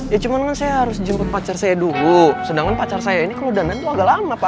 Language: Indonesian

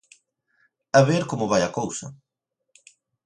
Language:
Galician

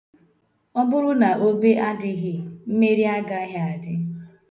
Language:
Igbo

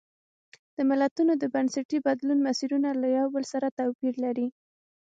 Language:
Pashto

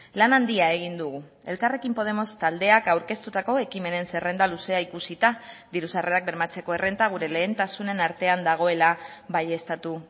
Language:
Basque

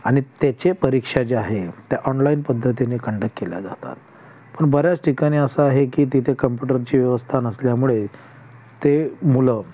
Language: Marathi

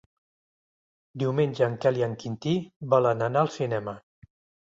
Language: Catalan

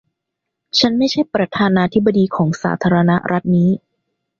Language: Thai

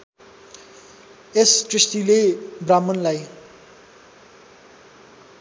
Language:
Nepali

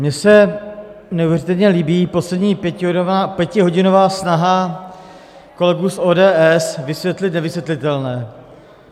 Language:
Czech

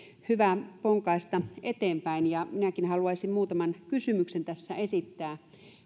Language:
Finnish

